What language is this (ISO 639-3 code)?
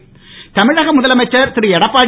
tam